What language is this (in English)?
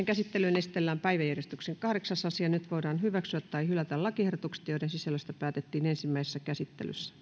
Finnish